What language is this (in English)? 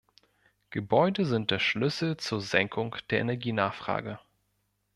German